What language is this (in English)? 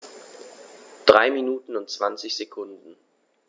German